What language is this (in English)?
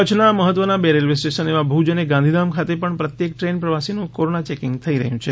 Gujarati